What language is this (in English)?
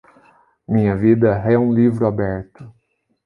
Portuguese